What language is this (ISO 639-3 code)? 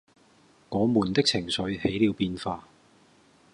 yue